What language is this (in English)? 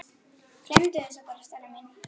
Icelandic